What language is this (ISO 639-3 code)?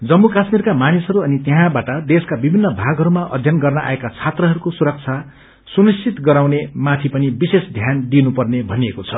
nep